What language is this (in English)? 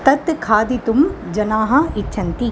Sanskrit